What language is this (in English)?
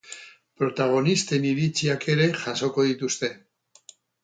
Basque